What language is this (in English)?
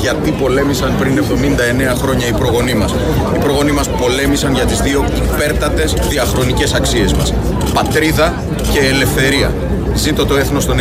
Greek